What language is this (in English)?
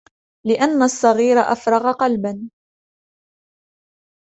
Arabic